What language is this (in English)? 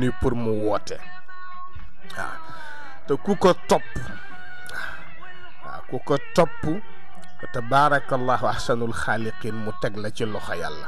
Arabic